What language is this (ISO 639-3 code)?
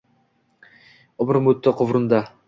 uzb